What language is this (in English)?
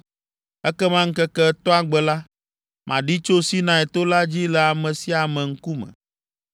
Ewe